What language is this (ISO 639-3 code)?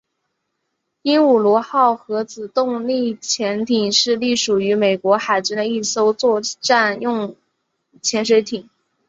zho